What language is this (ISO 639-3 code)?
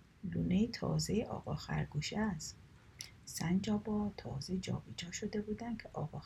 fas